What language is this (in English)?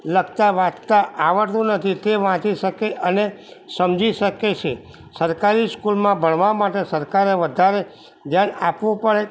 Gujarati